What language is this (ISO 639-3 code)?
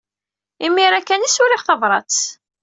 kab